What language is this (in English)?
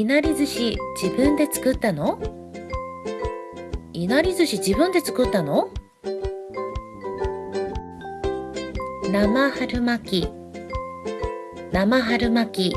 Japanese